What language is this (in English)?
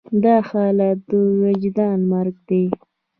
Pashto